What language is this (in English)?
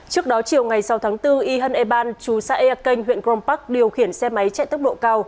Vietnamese